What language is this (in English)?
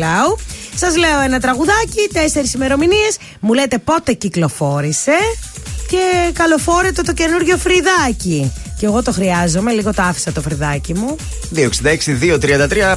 Greek